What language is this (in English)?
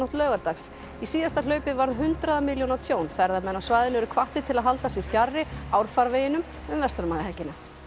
Icelandic